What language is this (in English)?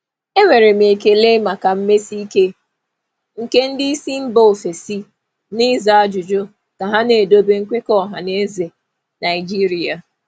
Igbo